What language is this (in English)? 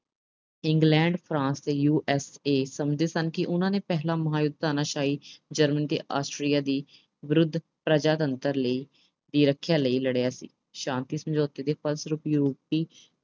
Punjabi